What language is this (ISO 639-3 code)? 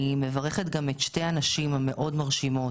heb